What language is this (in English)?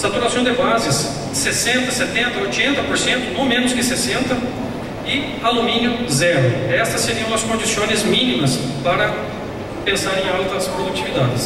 Portuguese